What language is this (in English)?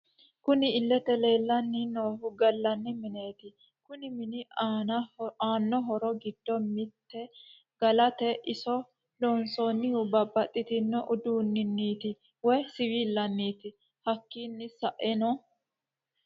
Sidamo